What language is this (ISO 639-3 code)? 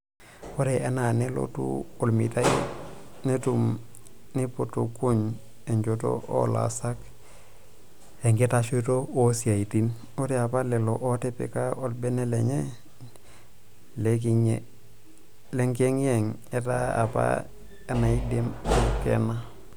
mas